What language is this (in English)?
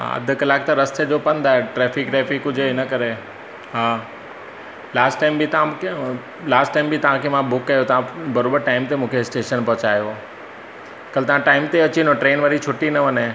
Sindhi